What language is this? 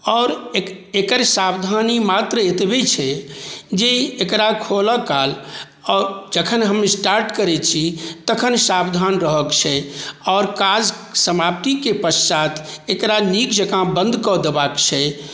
Maithili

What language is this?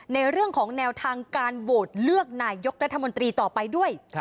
Thai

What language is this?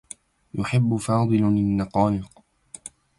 Arabic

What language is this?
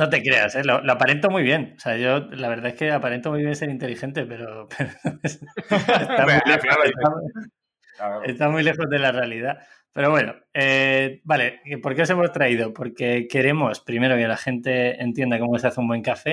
Spanish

